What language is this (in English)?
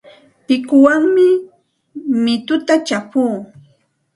Santa Ana de Tusi Pasco Quechua